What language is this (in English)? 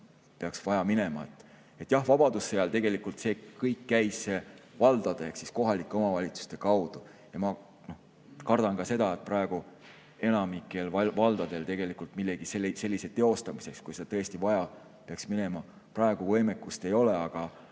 Estonian